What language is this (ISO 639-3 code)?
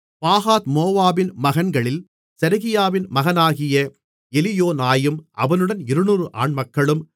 tam